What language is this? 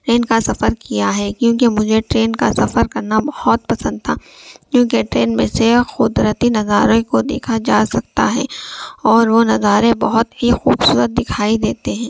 Urdu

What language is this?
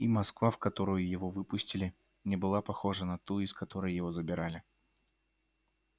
Russian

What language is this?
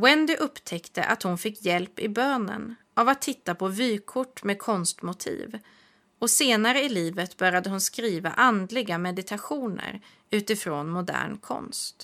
Swedish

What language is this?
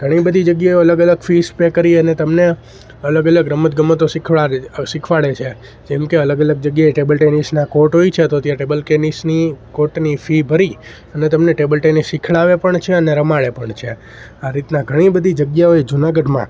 Gujarati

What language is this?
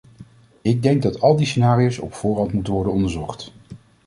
Dutch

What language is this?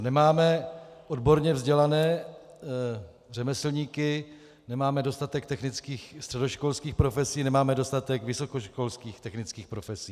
Czech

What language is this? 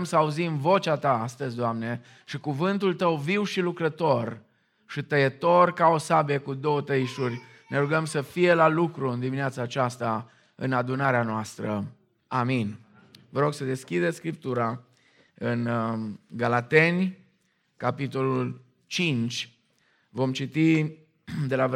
Romanian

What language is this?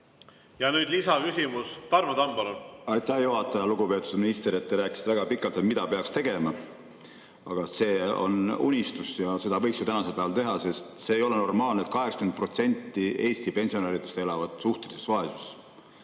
Estonian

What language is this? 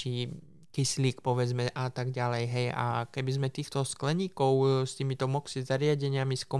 Slovak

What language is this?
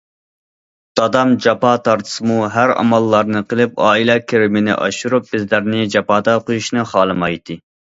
Uyghur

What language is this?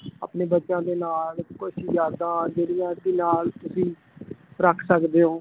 Punjabi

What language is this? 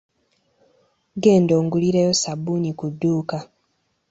Ganda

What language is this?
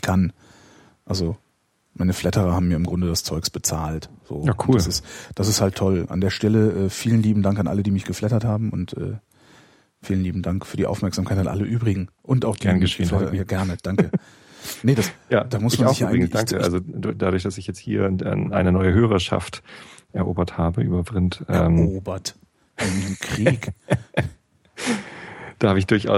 German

